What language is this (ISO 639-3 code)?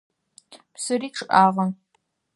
ady